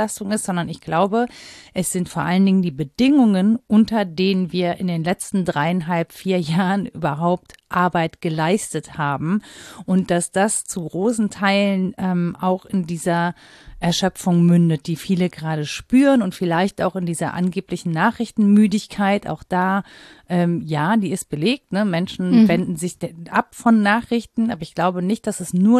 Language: German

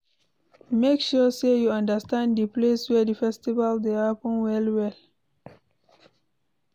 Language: Nigerian Pidgin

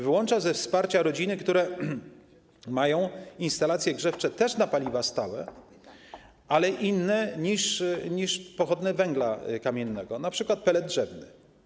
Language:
Polish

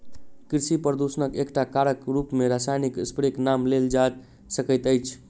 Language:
Maithili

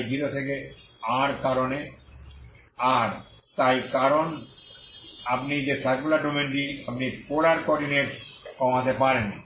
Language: Bangla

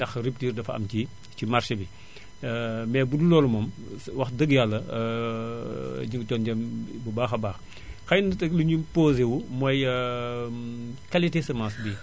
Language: Wolof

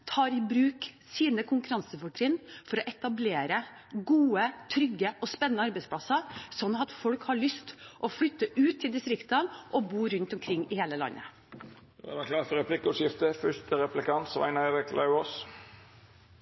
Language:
Norwegian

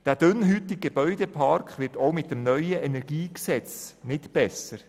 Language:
Swiss German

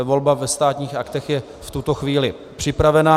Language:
Czech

